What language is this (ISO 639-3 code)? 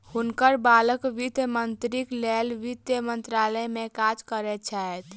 mai